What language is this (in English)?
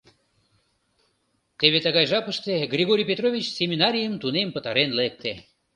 Mari